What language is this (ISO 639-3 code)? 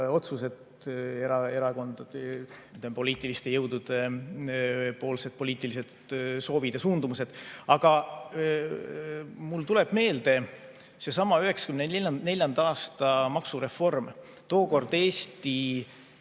est